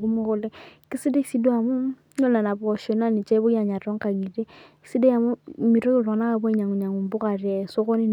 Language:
Masai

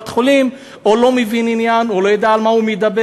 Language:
Hebrew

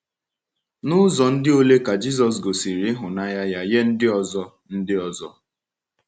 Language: Igbo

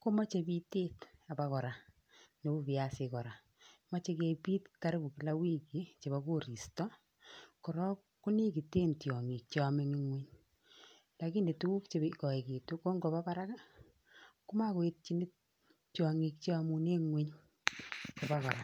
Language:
Kalenjin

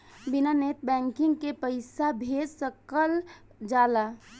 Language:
Bhojpuri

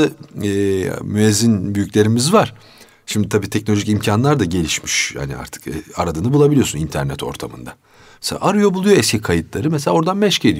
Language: Turkish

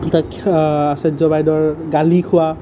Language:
Assamese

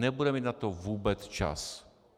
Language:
Czech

